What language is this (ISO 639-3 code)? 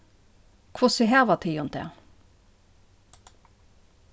fao